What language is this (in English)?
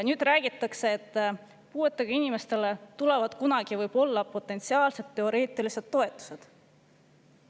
Estonian